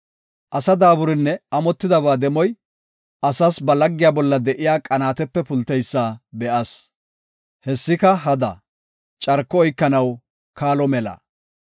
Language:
Gofa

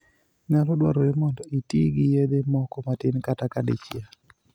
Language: Luo (Kenya and Tanzania)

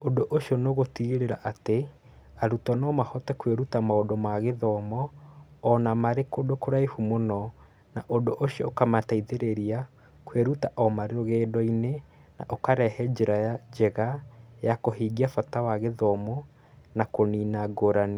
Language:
Kikuyu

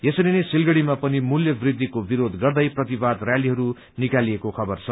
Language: Nepali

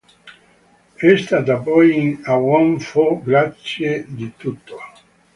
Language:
Italian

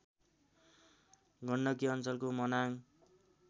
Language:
Nepali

